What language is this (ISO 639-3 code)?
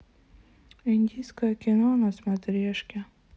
rus